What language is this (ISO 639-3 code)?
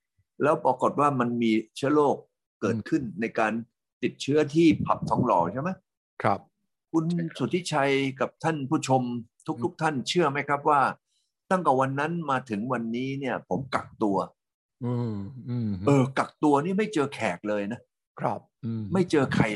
tha